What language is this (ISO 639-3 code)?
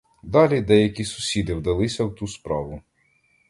ukr